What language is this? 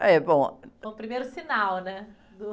Portuguese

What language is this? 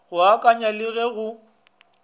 Northern Sotho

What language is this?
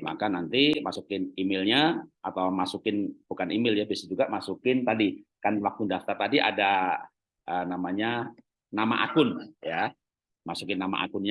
Indonesian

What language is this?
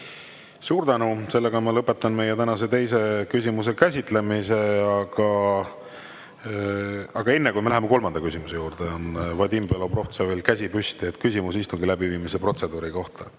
Estonian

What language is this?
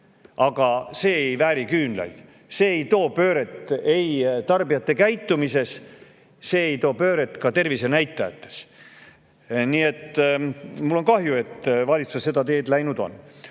Estonian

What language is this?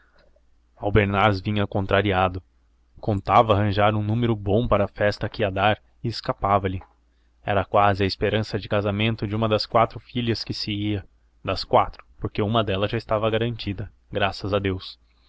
Portuguese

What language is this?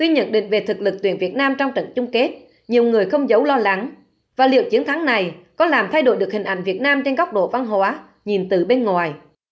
Vietnamese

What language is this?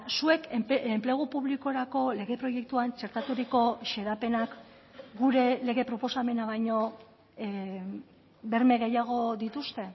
Basque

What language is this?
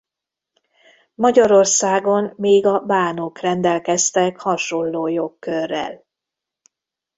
Hungarian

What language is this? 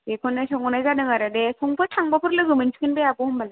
Bodo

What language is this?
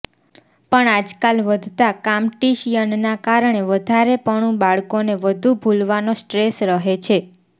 Gujarati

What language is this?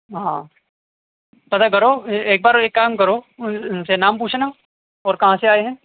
Urdu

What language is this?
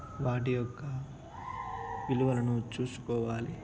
Telugu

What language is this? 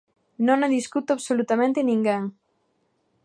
Galician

